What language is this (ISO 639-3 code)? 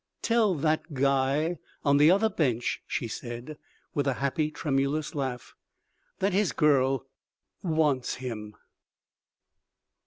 eng